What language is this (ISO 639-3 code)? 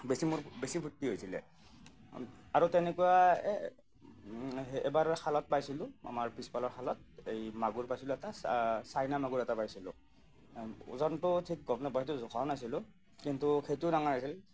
asm